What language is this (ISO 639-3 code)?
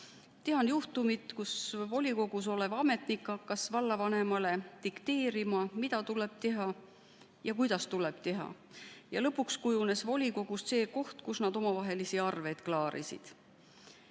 est